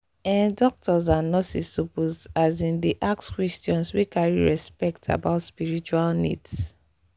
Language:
Nigerian Pidgin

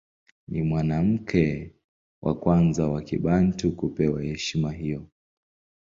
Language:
Swahili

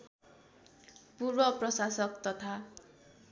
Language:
Nepali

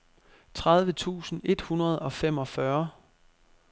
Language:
Danish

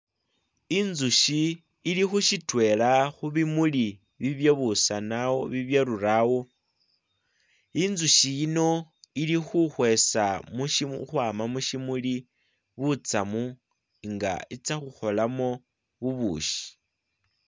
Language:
Masaaba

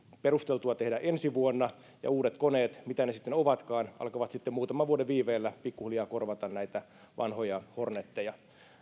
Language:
Finnish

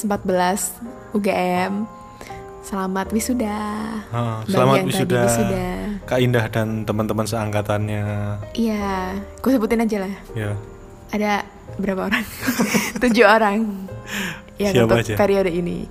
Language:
Indonesian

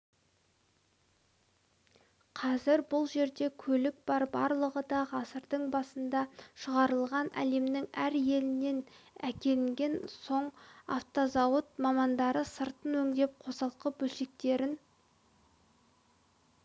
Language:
Kazakh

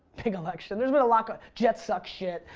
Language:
English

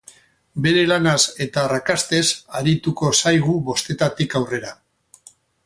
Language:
Basque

